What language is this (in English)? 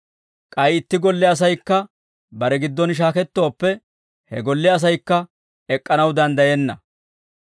Dawro